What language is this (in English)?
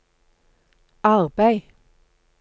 Norwegian